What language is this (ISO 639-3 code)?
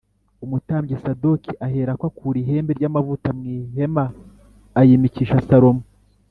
kin